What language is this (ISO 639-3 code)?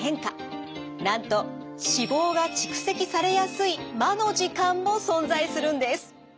jpn